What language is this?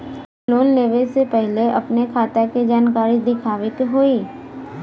Bhojpuri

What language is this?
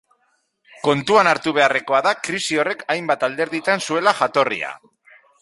Basque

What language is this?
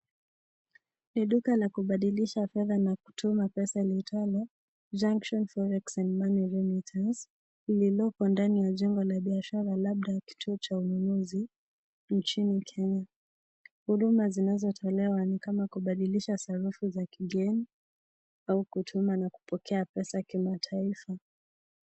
Swahili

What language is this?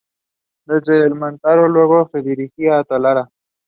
English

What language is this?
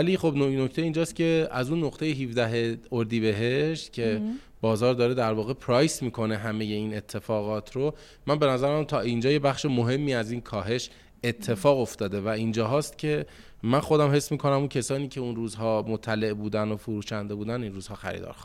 Persian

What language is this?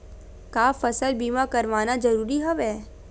Chhattisgarhi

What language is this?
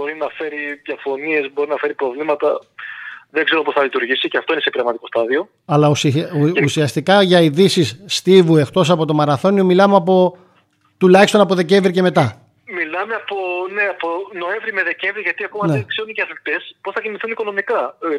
Greek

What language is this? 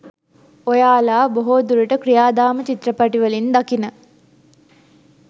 Sinhala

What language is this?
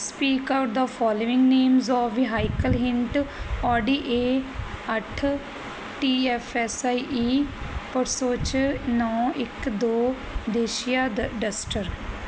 Punjabi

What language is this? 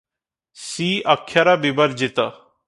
Odia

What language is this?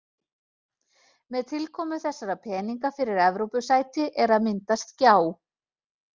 Icelandic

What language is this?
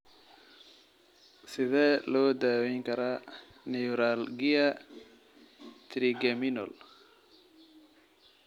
Somali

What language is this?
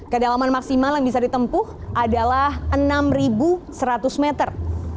Indonesian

